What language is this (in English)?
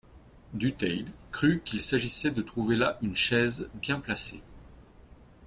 French